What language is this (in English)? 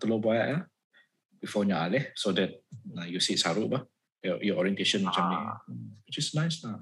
Malay